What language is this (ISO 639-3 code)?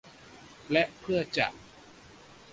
tha